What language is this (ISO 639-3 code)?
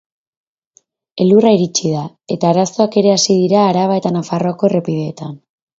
eus